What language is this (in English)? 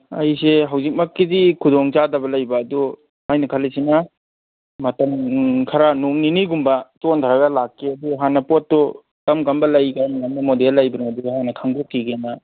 Manipuri